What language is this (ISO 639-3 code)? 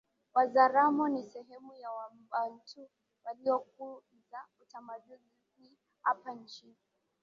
swa